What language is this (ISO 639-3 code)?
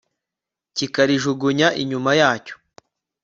kin